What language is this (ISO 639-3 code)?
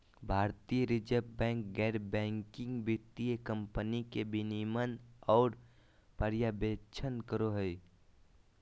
mag